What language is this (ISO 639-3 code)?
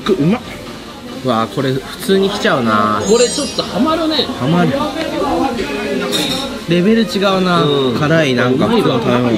jpn